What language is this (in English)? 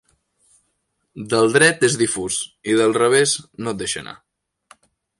Catalan